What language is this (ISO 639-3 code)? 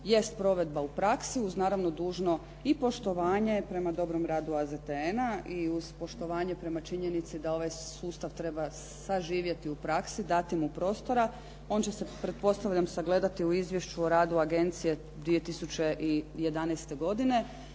hrv